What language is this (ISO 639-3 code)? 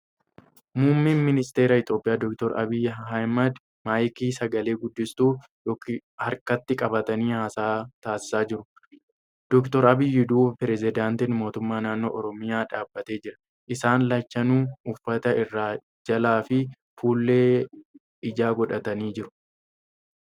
orm